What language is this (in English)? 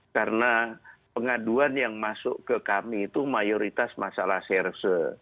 Indonesian